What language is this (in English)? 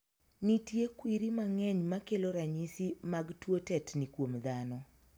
Luo (Kenya and Tanzania)